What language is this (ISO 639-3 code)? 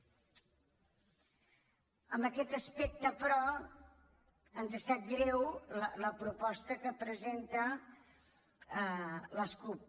cat